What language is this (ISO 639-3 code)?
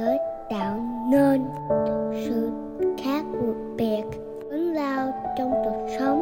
vie